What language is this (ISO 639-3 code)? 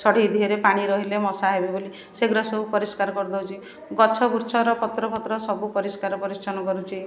ori